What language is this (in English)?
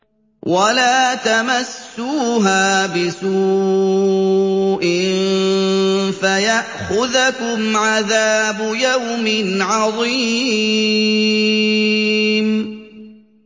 Arabic